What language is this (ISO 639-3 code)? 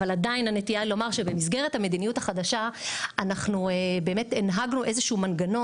heb